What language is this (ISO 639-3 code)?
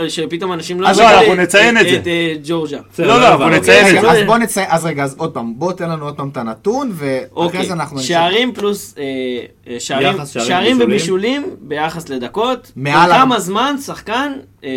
heb